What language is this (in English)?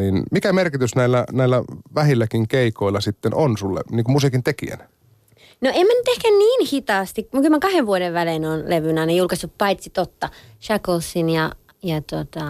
Finnish